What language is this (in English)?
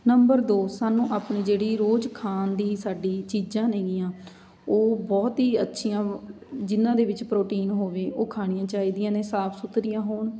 Punjabi